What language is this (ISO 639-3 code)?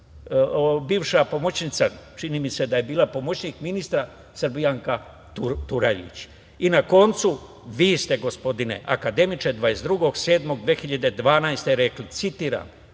srp